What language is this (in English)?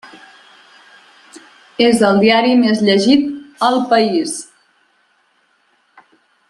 Catalan